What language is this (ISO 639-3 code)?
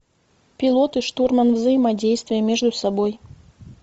rus